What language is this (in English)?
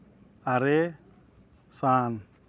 Santali